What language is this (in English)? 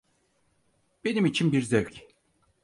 Turkish